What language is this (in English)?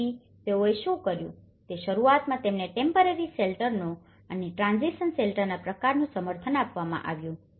Gujarati